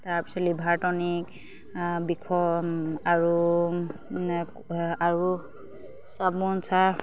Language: Assamese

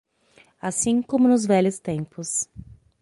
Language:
Portuguese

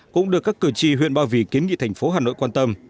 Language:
Vietnamese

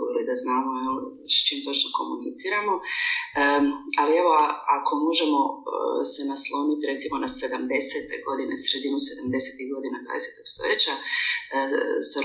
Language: Croatian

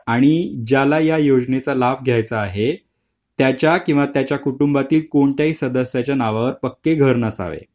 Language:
Marathi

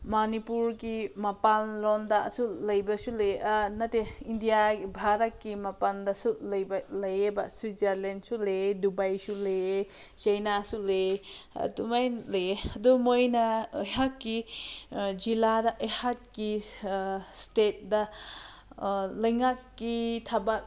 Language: Manipuri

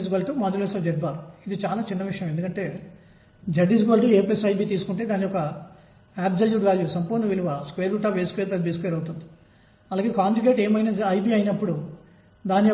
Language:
Telugu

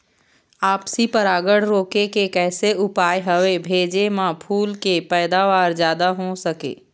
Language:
Chhattisgarhi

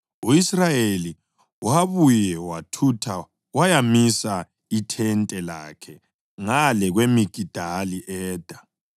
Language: North Ndebele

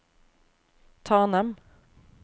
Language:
Norwegian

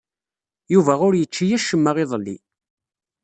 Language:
Kabyle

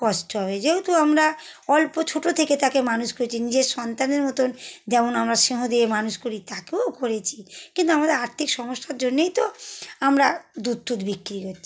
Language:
Bangla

